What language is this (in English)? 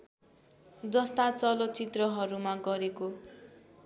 Nepali